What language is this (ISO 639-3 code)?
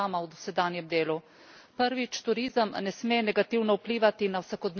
slv